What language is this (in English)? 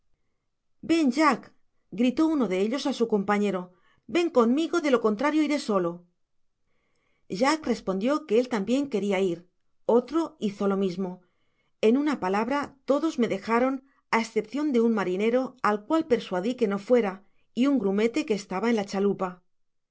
Spanish